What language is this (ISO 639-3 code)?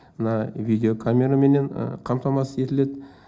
kaz